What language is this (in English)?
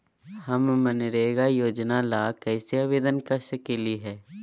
Magahi